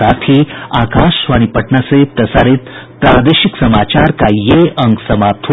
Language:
Hindi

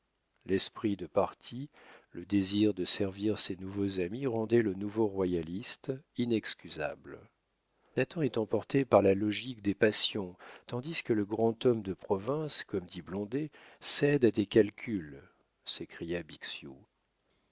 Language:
French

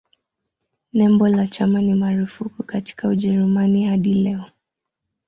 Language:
Swahili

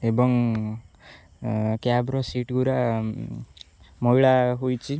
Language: Odia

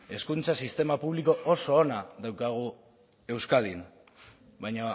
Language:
Basque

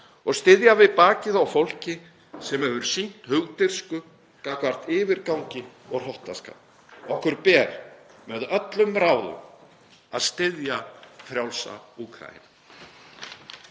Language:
Icelandic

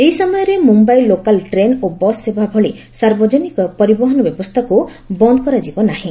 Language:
Odia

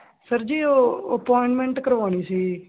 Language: Punjabi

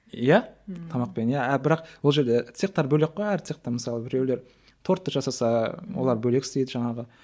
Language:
Kazakh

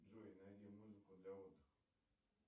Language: Russian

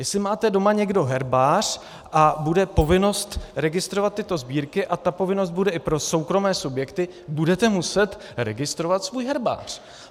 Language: Czech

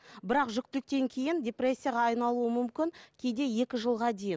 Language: Kazakh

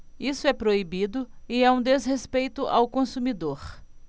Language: Portuguese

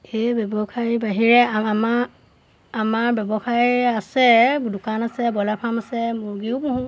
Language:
Assamese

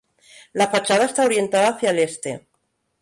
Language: Spanish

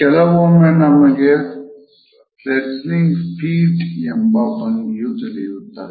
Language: Kannada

